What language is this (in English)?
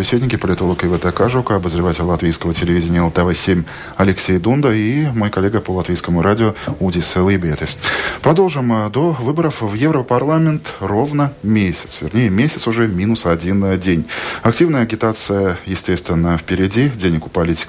Russian